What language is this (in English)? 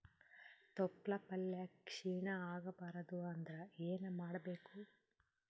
Kannada